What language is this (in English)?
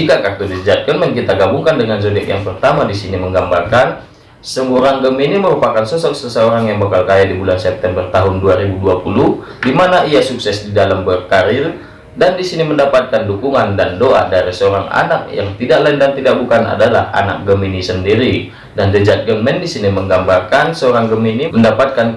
Indonesian